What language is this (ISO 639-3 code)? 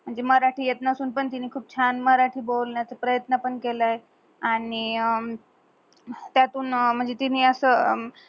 mar